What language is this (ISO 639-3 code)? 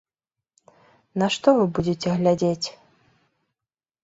bel